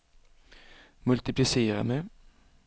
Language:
Swedish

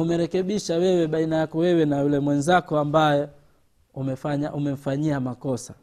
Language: Swahili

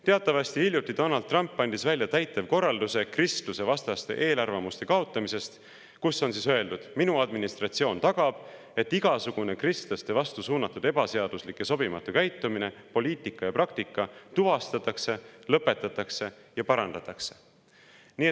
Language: Estonian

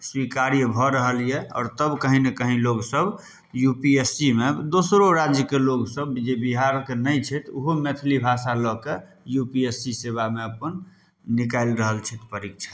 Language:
Maithili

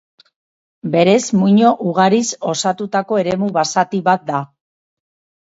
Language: Basque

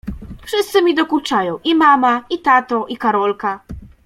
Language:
Polish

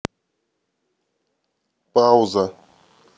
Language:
Russian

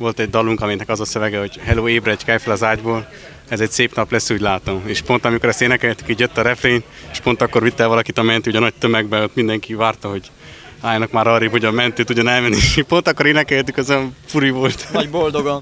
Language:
Hungarian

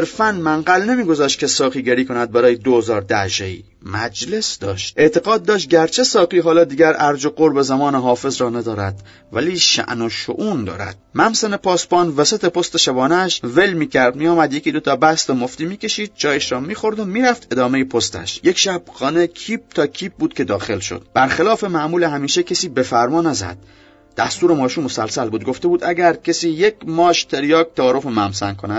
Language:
Persian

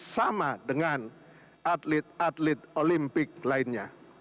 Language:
Indonesian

